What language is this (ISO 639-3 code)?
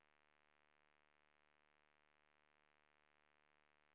swe